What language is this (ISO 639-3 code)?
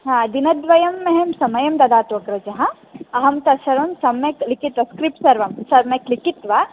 san